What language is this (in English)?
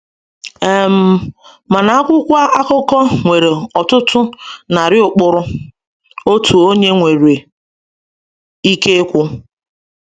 Igbo